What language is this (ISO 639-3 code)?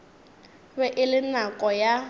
nso